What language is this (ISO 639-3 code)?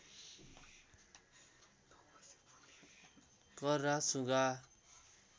nep